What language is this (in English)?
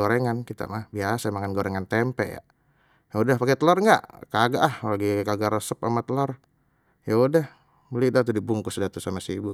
Betawi